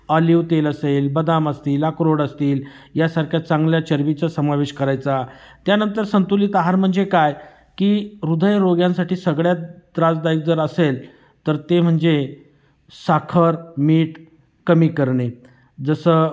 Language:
Marathi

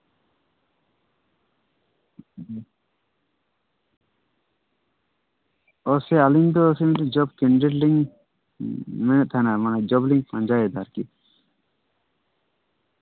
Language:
Santali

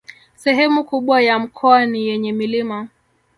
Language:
Swahili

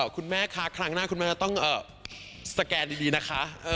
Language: Thai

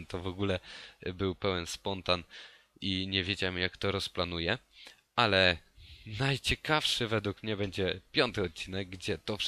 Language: Polish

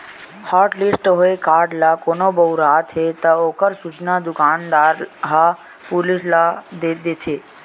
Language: Chhattisgarhi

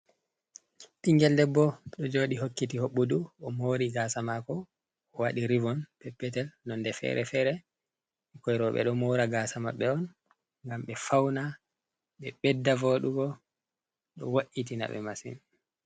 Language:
Fula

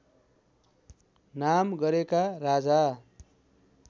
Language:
Nepali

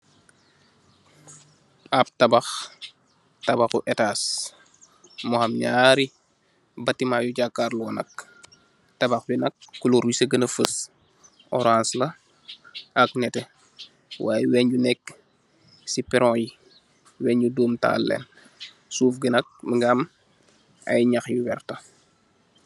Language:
Wolof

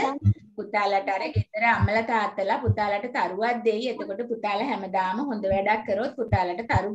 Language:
Indonesian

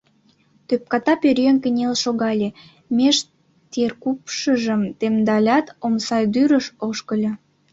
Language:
Mari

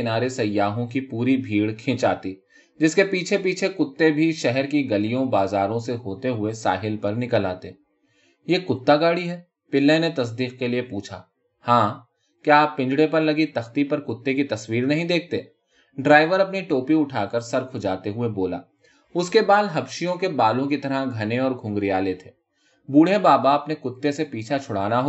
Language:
Urdu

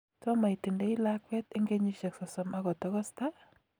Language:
Kalenjin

